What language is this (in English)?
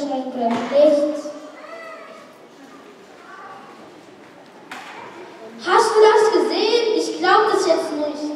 German